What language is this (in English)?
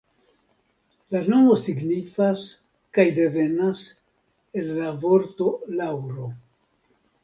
Esperanto